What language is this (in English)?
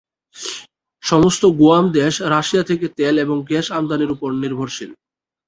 Bangla